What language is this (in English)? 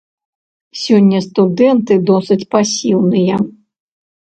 Belarusian